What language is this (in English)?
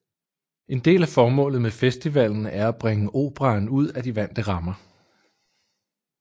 Danish